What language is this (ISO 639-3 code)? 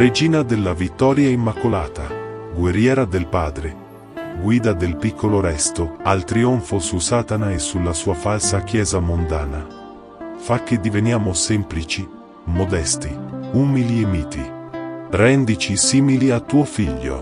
ita